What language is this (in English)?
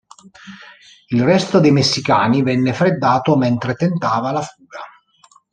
Italian